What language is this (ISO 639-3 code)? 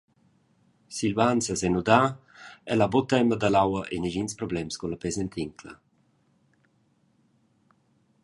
roh